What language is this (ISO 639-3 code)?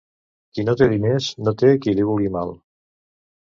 cat